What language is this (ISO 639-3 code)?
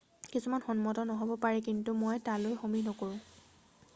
asm